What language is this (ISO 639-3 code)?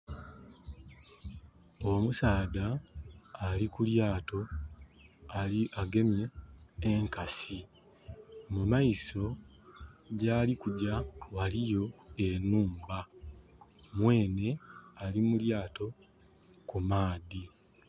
xog